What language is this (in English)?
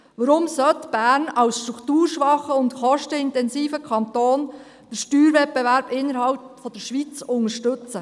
Swiss German